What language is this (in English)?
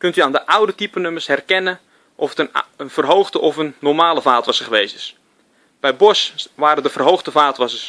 Dutch